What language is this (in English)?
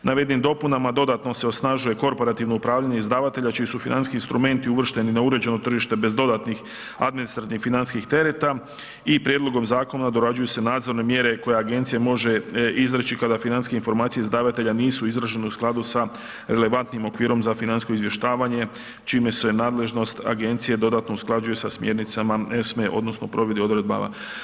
Croatian